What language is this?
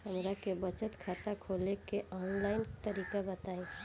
Bhojpuri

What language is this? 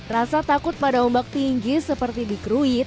Indonesian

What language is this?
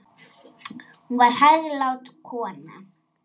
Icelandic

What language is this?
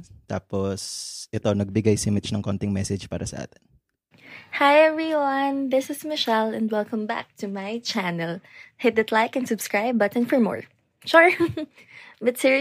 Filipino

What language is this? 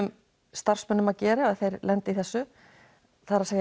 Icelandic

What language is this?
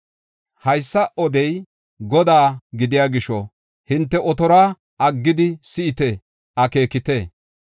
Gofa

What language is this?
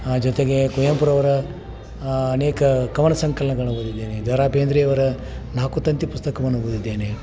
Kannada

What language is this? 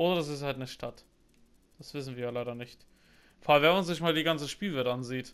German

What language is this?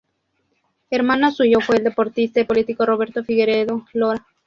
Spanish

